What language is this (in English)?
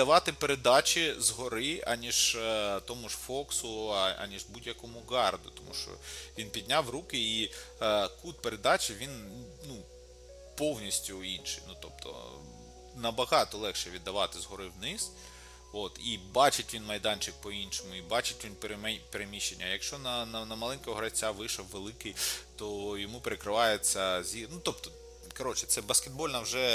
Ukrainian